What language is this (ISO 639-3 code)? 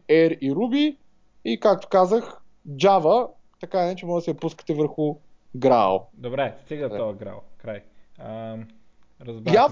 bul